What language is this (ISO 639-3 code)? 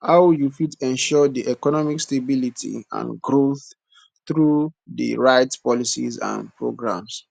pcm